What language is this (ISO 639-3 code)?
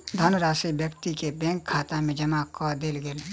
mai